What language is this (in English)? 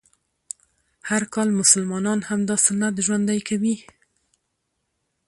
Pashto